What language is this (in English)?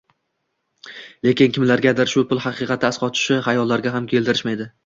Uzbek